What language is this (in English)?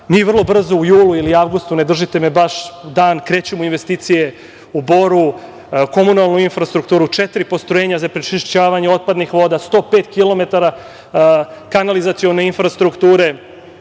Serbian